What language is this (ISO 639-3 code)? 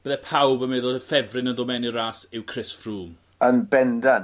cym